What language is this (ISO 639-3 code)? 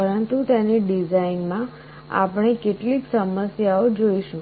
guj